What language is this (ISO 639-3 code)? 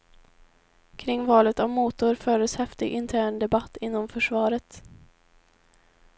swe